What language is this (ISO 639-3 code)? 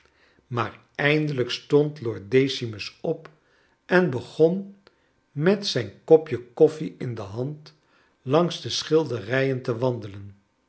nld